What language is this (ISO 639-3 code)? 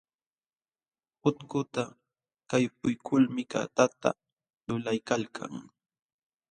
qxw